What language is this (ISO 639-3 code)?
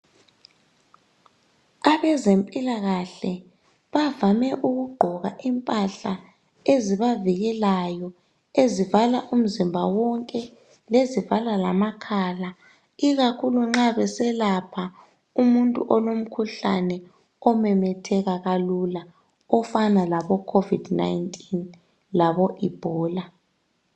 nde